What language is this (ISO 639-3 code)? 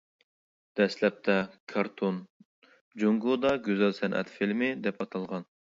uig